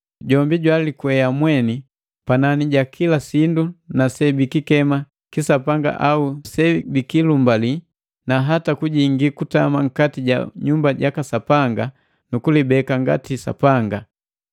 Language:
Matengo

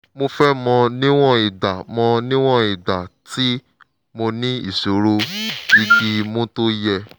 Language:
Yoruba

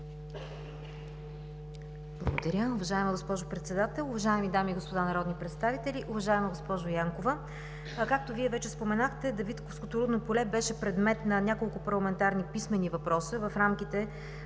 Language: Bulgarian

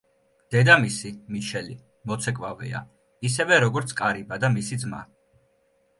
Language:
Georgian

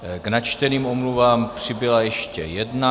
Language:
Czech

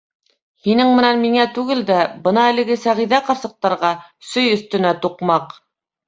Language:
Bashkir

